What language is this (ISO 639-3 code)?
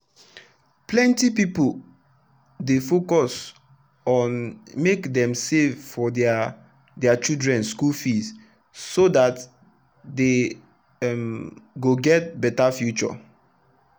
pcm